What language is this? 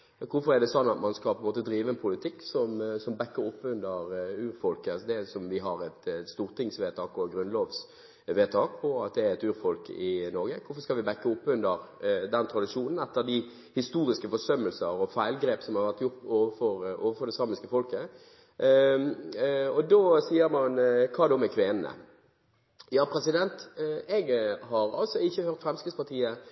Norwegian Bokmål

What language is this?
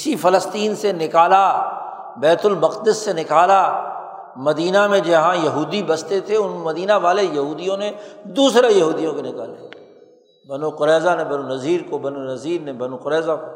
Urdu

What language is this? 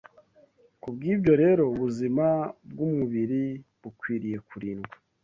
Kinyarwanda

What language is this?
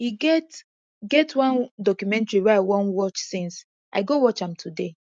Nigerian Pidgin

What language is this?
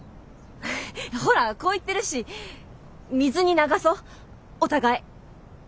Japanese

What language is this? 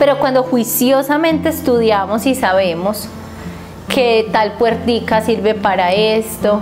Spanish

